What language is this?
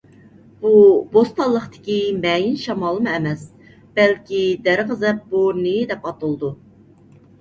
Uyghur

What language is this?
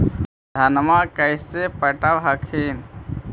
Magahi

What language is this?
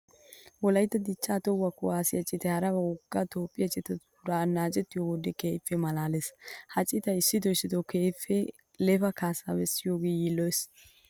Wolaytta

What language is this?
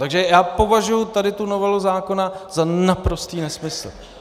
Czech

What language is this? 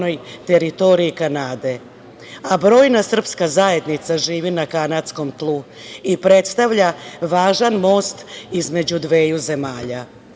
Serbian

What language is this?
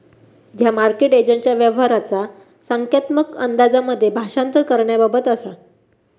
Marathi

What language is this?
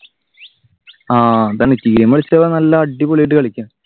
Malayalam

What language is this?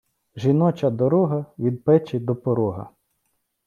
Ukrainian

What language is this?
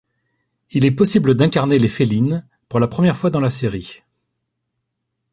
French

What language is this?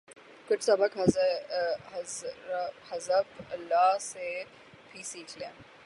Urdu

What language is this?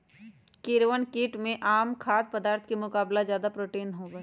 Magahi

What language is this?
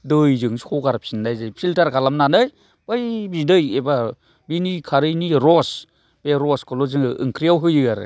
Bodo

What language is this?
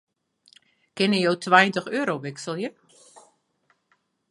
Western Frisian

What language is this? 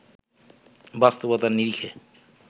Bangla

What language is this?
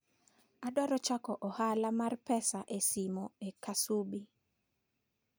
Luo (Kenya and Tanzania)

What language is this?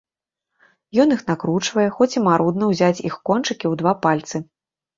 Belarusian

